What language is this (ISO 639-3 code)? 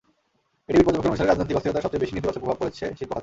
ben